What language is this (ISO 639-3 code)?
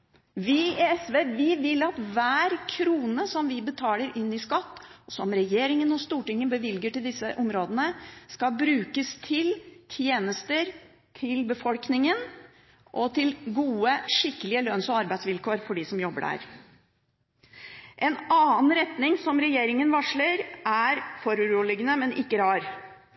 nob